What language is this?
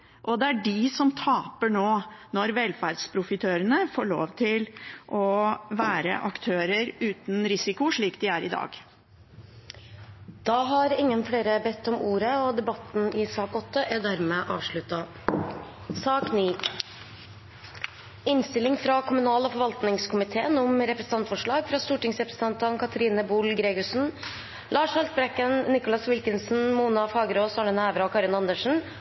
Norwegian Bokmål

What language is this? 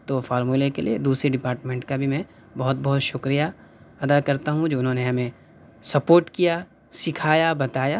Urdu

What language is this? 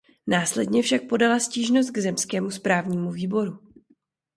Czech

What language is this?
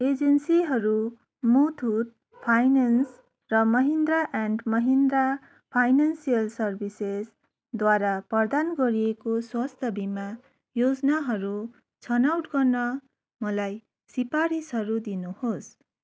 Nepali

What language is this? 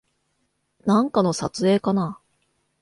Japanese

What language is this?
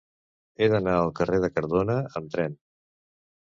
Catalan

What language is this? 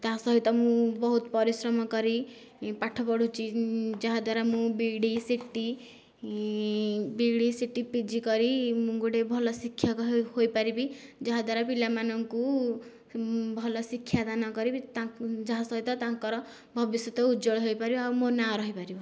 Odia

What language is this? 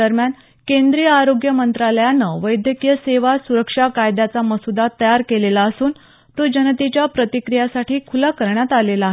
Marathi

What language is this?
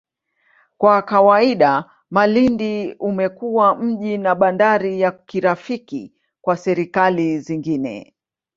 Swahili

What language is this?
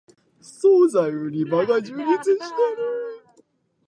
Japanese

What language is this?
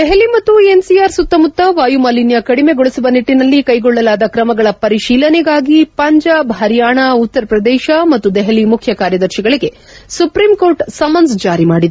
Kannada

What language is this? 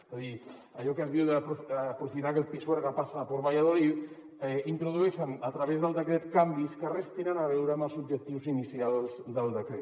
Catalan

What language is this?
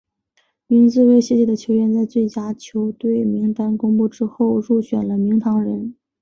Chinese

